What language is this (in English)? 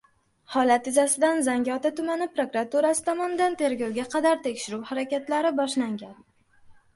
Uzbek